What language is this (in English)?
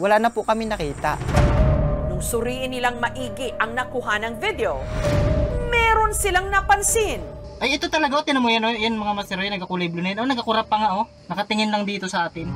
Filipino